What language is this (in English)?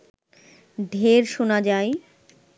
Bangla